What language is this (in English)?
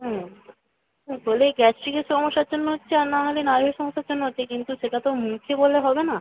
Bangla